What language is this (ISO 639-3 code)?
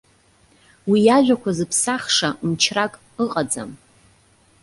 abk